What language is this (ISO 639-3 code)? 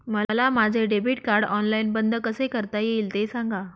mar